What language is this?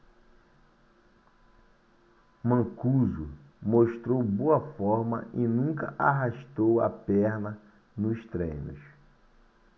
Portuguese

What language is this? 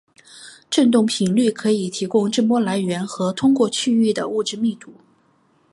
Chinese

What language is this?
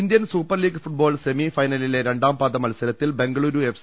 Malayalam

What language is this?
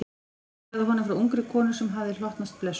Icelandic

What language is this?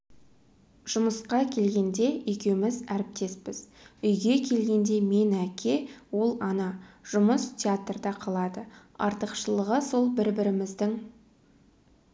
Kazakh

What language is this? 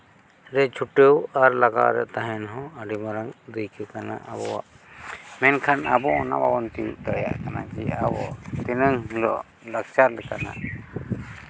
Santali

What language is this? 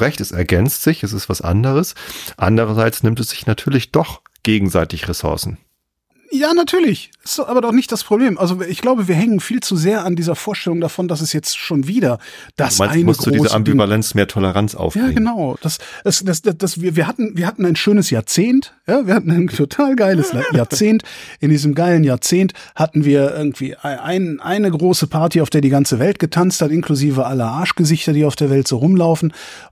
German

